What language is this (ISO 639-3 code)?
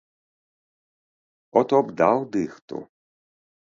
bel